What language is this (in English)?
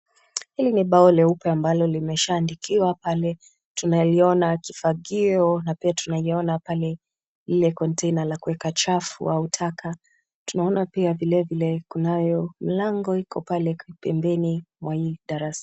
Swahili